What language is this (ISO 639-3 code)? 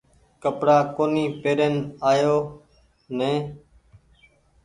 gig